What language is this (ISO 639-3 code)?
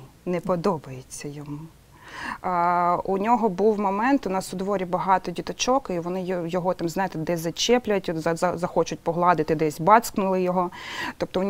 ukr